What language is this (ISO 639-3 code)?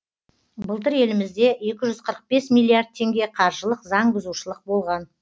kaz